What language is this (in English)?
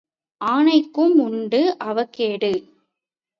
Tamil